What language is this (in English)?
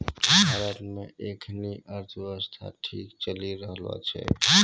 Maithili